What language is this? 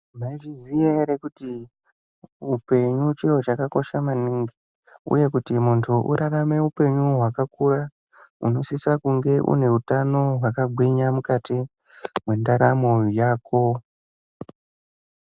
Ndau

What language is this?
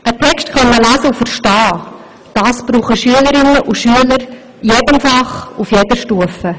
Swiss German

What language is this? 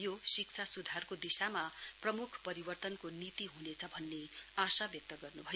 Nepali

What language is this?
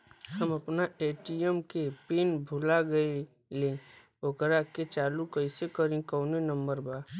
Bhojpuri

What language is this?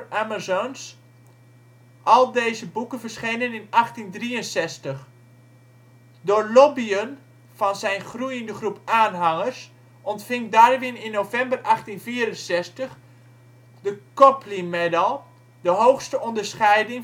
Dutch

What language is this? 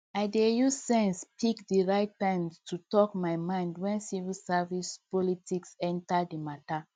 Nigerian Pidgin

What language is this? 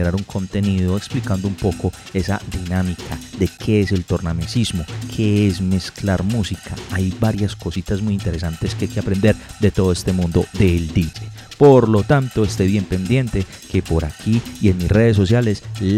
Spanish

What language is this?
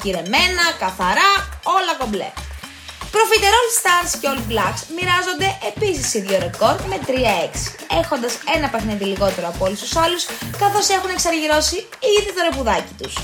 Greek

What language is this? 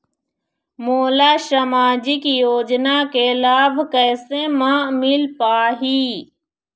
Chhattisgarhi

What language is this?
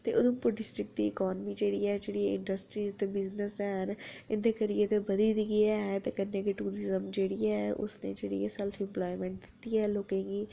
Dogri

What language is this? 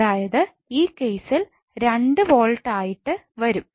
Malayalam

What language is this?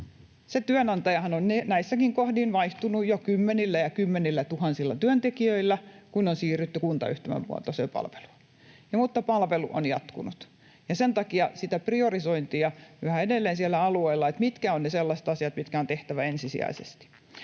Finnish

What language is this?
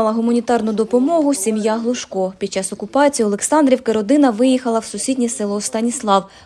Ukrainian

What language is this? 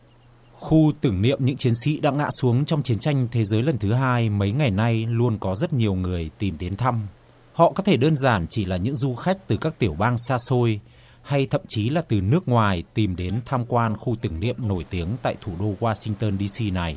Vietnamese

